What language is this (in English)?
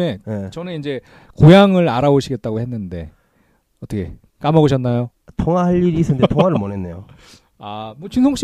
Korean